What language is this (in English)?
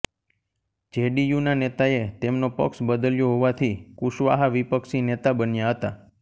Gujarati